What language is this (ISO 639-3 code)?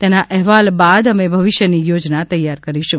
guj